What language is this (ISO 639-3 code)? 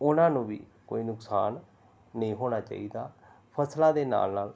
pan